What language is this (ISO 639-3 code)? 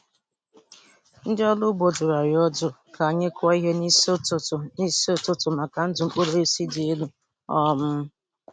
ibo